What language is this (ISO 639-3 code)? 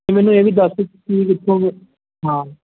pan